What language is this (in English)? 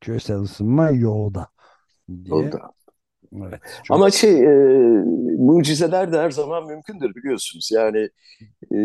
Turkish